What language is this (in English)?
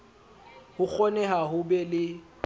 Southern Sotho